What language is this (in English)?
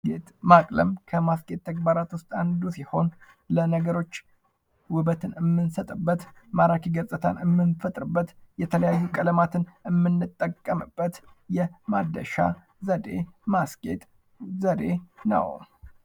Amharic